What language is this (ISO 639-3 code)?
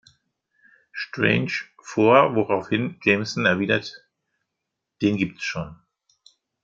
deu